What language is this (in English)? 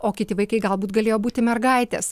Lithuanian